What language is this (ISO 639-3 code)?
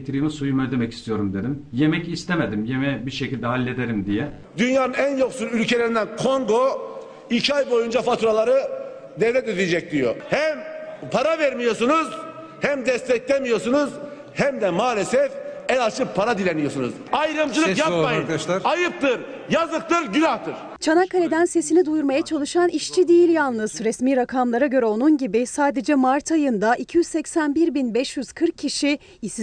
tur